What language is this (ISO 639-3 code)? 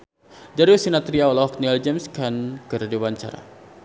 sun